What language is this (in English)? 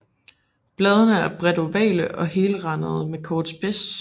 Danish